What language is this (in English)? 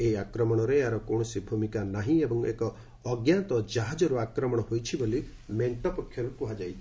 Odia